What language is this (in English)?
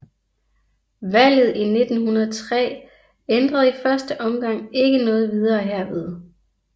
Danish